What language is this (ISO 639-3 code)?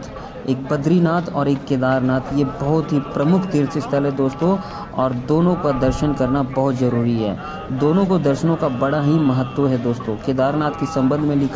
hin